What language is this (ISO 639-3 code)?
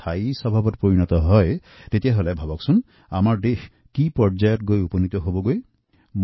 asm